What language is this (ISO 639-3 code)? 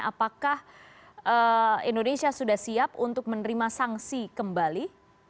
ind